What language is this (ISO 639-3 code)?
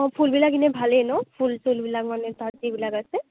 asm